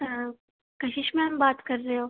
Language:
Punjabi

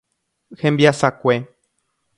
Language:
Guarani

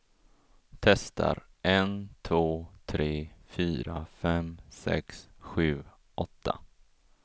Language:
Swedish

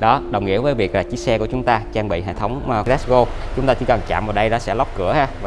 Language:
Vietnamese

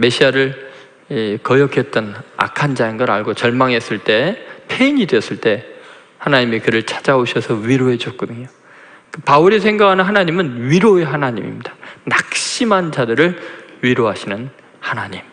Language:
Korean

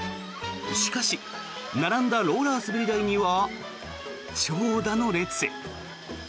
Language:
Japanese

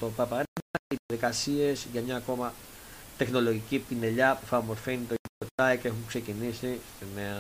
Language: Greek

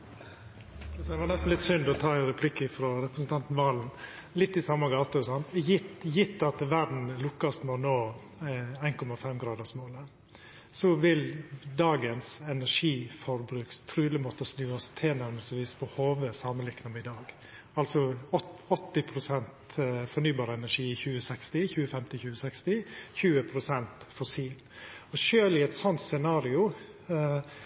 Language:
Norwegian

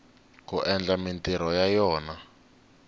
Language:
Tsonga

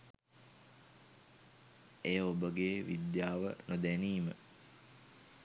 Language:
Sinhala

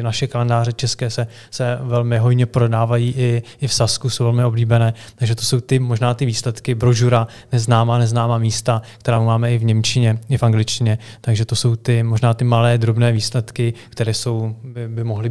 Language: Czech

